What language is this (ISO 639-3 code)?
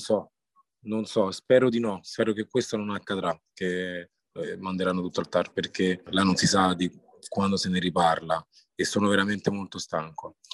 ita